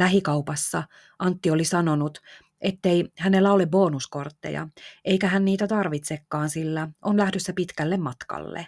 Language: Finnish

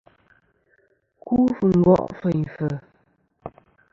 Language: Kom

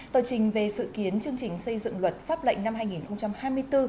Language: Vietnamese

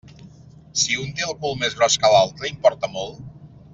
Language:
Catalan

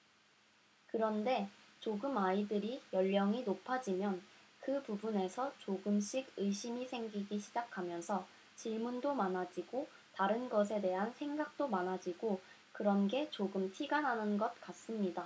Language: Korean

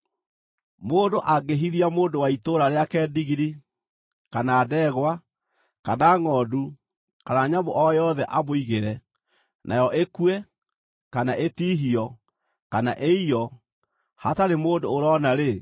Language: Kikuyu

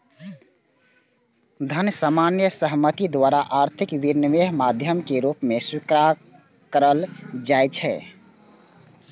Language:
Maithili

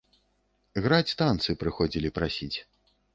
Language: Belarusian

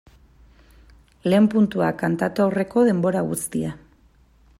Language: Basque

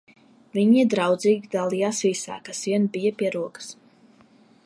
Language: Latvian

